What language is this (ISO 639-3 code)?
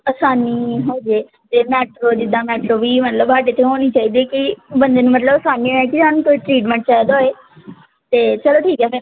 pan